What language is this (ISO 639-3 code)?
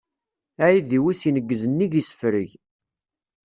kab